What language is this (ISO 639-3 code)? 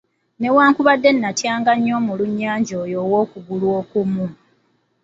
lug